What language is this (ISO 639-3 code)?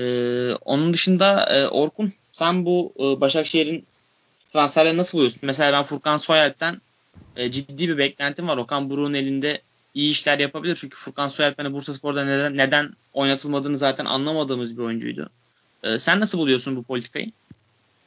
tur